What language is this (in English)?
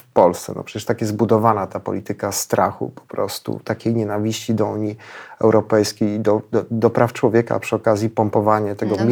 Polish